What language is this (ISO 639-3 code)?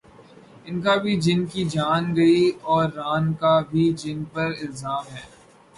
urd